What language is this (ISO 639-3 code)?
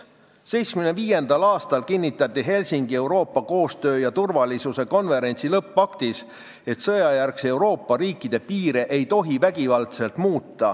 est